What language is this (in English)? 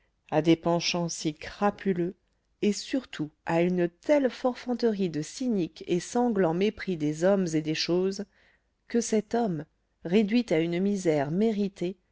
French